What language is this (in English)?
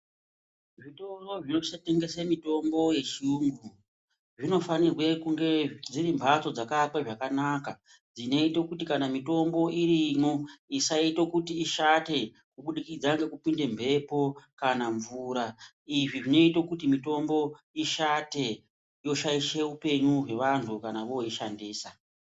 Ndau